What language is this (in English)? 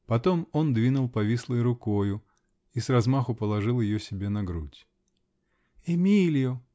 Russian